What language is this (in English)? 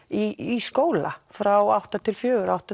Icelandic